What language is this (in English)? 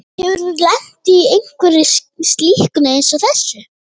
Icelandic